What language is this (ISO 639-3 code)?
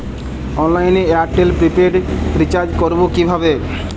ben